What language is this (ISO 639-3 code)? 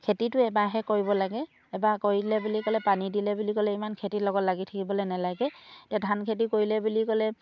asm